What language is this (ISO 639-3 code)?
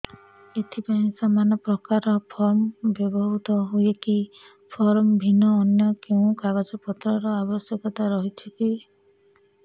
ori